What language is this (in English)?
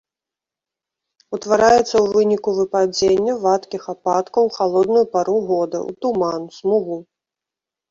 Belarusian